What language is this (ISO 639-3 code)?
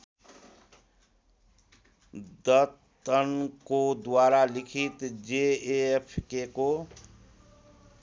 nep